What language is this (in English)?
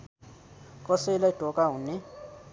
Nepali